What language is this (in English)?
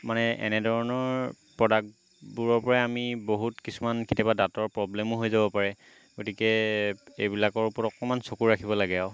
Assamese